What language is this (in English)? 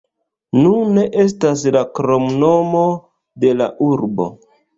Esperanto